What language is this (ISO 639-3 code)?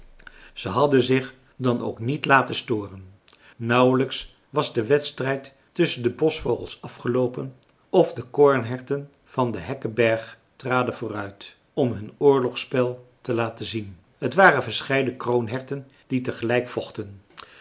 nld